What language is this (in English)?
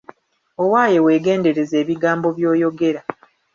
Ganda